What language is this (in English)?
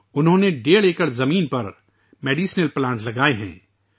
Urdu